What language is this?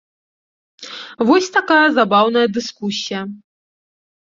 Belarusian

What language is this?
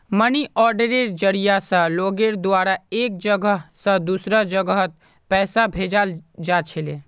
Magahi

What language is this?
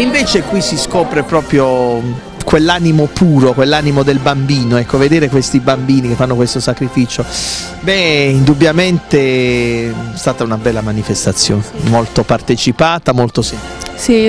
Italian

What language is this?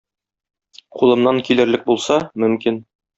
Tatar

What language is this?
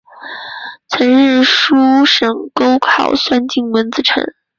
Chinese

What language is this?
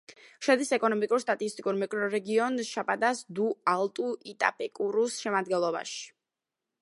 Georgian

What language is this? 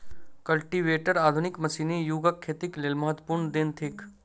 Maithili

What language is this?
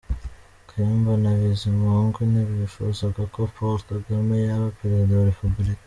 Kinyarwanda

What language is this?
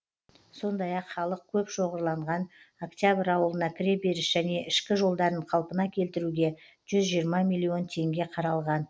Kazakh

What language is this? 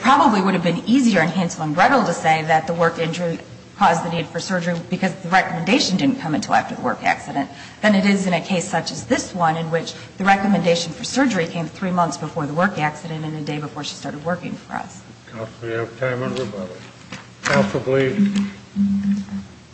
English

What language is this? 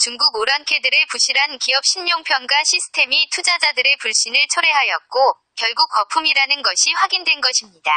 Korean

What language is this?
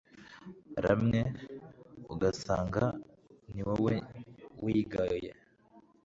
Kinyarwanda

